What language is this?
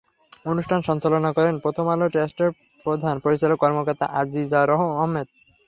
Bangla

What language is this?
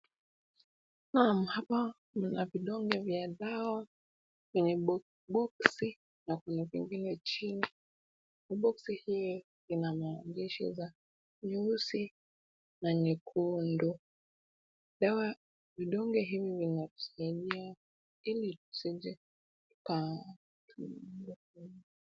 Swahili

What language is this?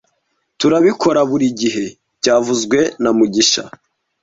Kinyarwanda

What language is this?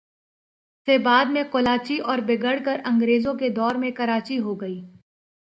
Urdu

